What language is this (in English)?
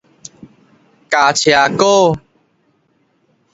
Min Nan Chinese